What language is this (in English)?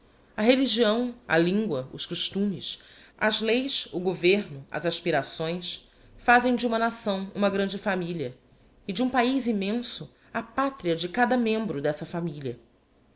Portuguese